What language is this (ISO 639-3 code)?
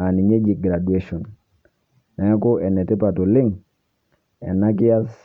mas